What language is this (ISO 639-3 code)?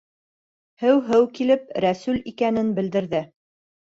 bak